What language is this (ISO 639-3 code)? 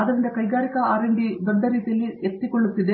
kan